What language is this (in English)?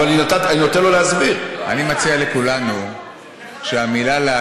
Hebrew